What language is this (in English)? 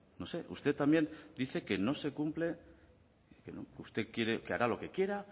Spanish